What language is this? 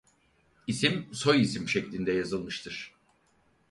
Turkish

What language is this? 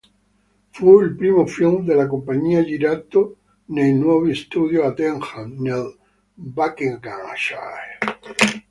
Italian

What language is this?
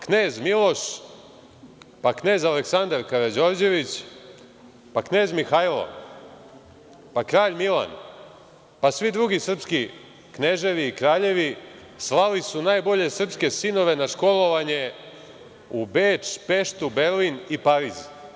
Serbian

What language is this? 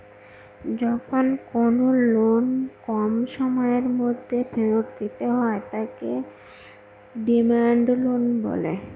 Bangla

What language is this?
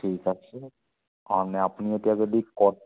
Assamese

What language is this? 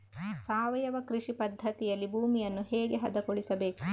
Kannada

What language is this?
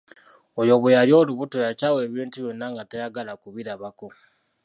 Ganda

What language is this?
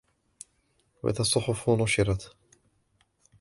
Arabic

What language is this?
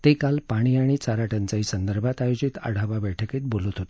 Marathi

